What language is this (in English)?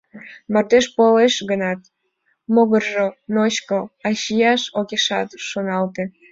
Mari